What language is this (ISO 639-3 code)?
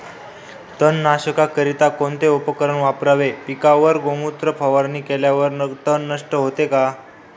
mar